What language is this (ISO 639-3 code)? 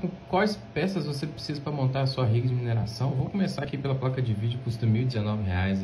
por